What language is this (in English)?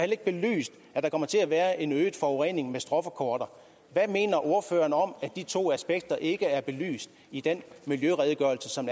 Danish